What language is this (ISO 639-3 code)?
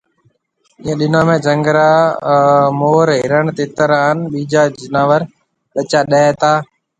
mve